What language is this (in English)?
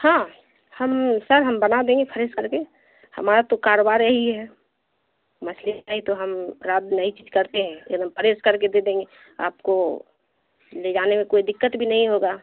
Urdu